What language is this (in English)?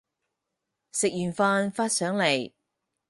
Cantonese